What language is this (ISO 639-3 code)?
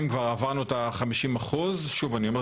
heb